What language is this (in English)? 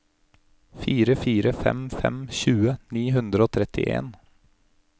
Norwegian